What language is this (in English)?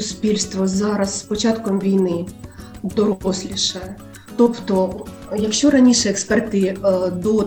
Ukrainian